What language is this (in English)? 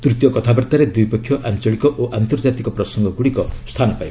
Odia